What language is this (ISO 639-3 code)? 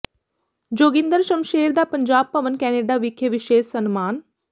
pan